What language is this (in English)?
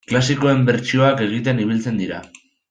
Basque